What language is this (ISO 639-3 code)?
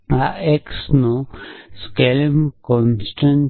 guj